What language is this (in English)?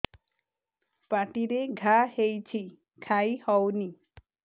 Odia